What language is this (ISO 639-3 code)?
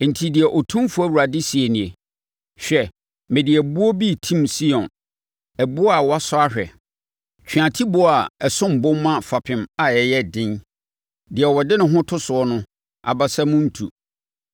aka